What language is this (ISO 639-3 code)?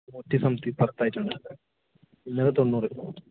mal